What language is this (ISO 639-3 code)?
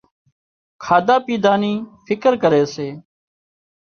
kxp